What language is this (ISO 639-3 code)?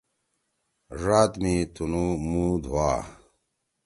trw